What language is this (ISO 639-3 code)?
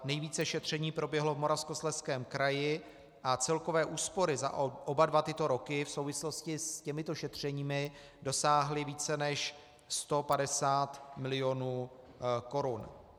ces